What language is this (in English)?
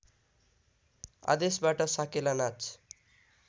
Nepali